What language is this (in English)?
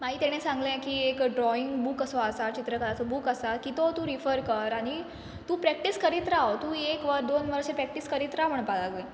Konkani